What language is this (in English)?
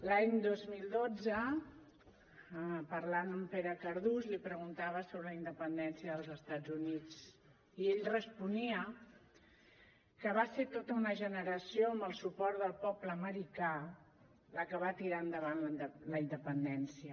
Catalan